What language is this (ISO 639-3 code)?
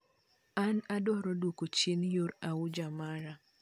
luo